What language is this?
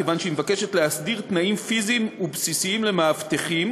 Hebrew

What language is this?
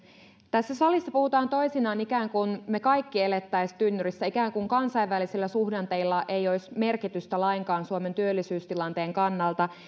Finnish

